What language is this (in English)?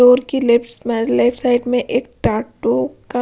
Hindi